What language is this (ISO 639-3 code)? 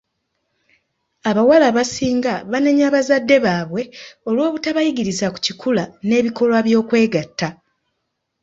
lug